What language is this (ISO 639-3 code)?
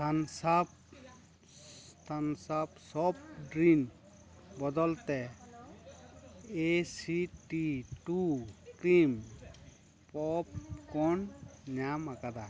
sat